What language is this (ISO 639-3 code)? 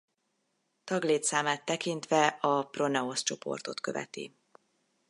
hun